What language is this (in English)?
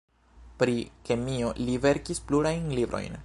Esperanto